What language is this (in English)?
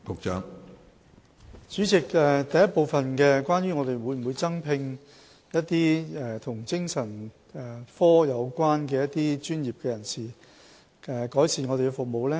Cantonese